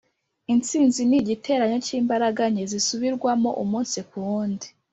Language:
Kinyarwanda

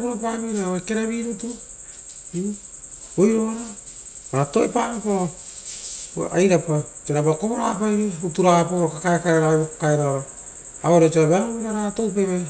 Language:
Rotokas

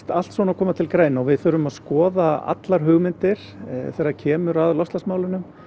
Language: Icelandic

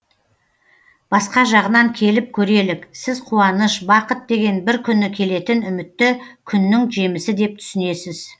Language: Kazakh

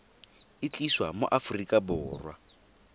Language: Tswana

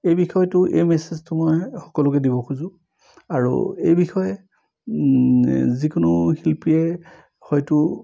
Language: Assamese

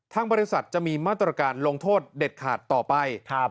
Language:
Thai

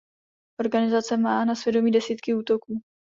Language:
Czech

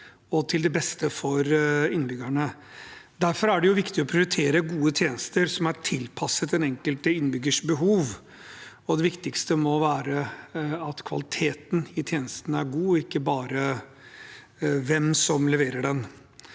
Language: Norwegian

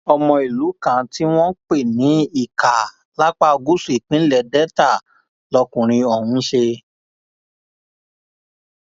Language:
Yoruba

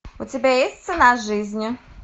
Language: Russian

